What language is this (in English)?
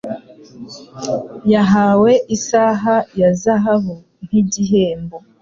Kinyarwanda